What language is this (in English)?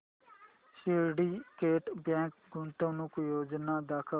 Marathi